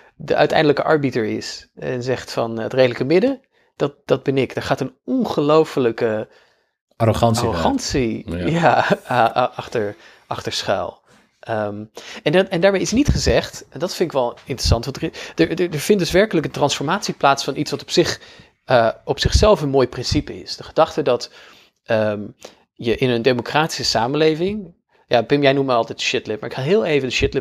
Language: Dutch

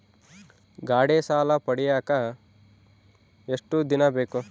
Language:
Kannada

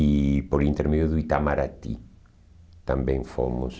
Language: Portuguese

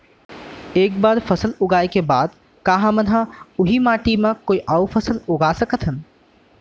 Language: Chhattisgarhi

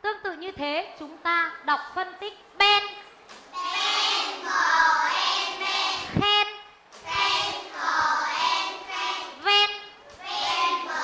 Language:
Vietnamese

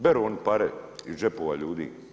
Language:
Croatian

